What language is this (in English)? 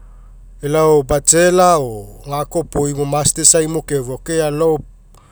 Mekeo